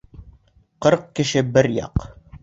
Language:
Bashkir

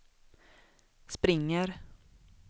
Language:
Swedish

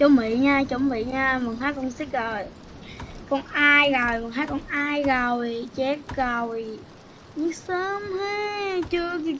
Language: Vietnamese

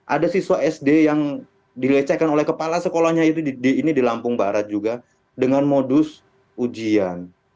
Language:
Indonesian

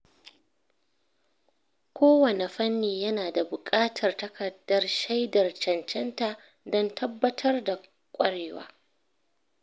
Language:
Hausa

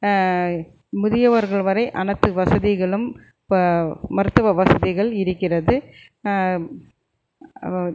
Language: Tamil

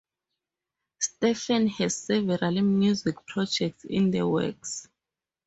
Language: English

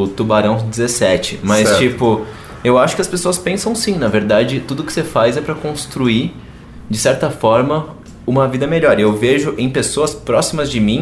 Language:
Portuguese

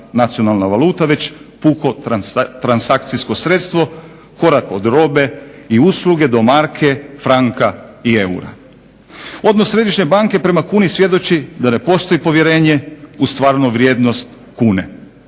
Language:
Croatian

